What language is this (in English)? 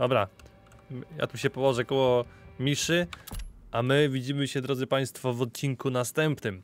Polish